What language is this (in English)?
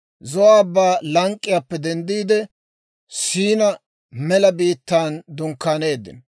Dawro